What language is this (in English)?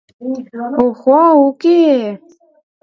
Mari